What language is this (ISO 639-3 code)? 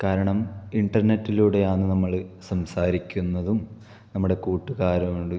mal